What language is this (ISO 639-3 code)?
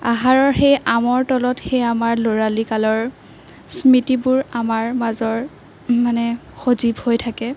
asm